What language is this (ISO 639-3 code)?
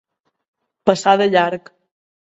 cat